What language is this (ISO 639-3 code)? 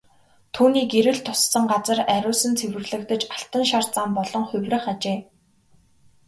mon